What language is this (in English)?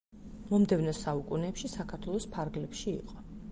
Georgian